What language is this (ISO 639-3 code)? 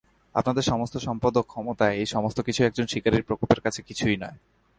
ben